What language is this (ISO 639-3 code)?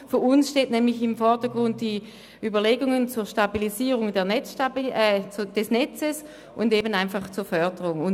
gsw